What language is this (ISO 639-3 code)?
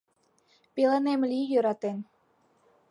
chm